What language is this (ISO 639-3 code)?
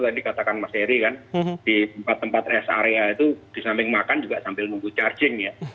ind